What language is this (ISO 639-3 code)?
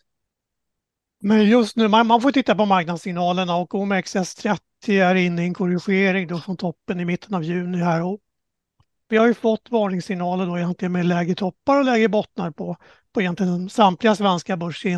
swe